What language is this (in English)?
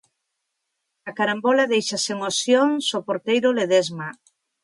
Galician